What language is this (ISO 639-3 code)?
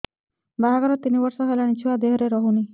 ori